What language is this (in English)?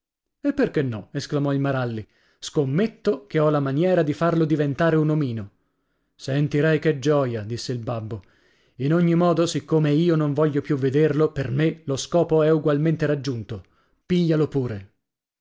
Italian